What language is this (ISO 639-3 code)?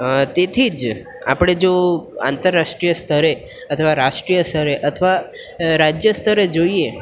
guj